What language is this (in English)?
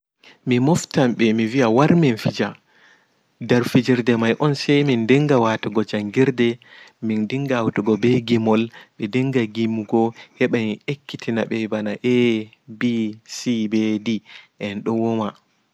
Fula